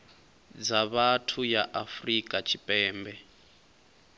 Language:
Venda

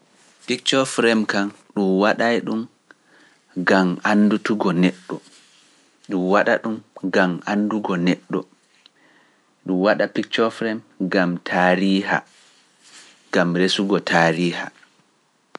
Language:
Pular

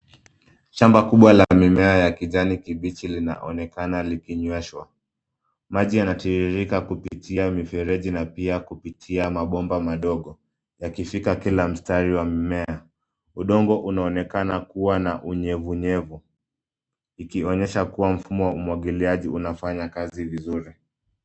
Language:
Swahili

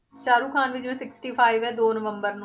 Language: Punjabi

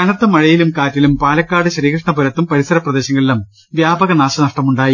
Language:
Malayalam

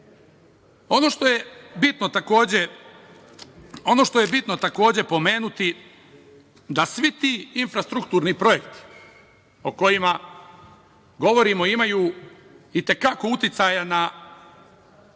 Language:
Serbian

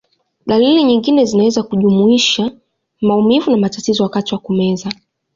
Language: Swahili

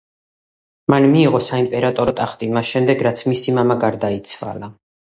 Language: Georgian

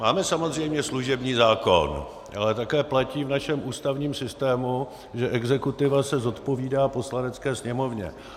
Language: Czech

